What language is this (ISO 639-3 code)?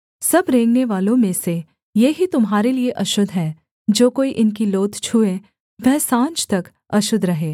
hin